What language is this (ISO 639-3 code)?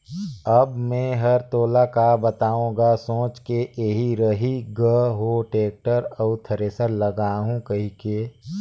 hne